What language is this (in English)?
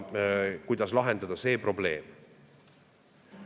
Estonian